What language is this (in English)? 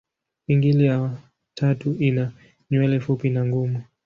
Swahili